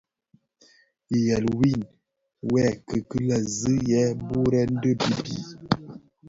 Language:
Bafia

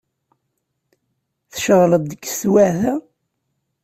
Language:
Kabyle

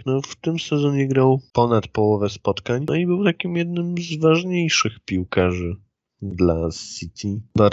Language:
Polish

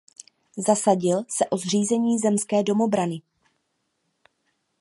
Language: Czech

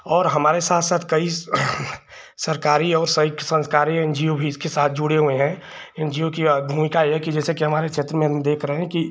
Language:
Hindi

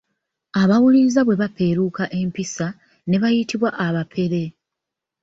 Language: Ganda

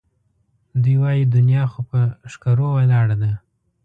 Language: Pashto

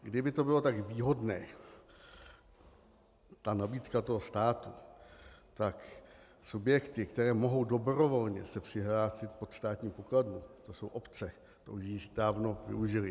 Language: Czech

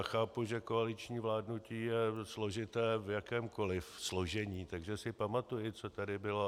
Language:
Czech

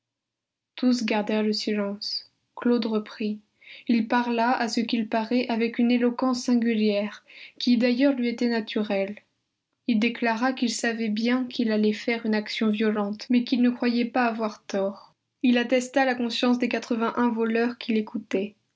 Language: French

